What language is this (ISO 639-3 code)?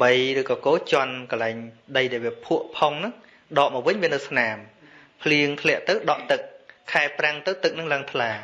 vie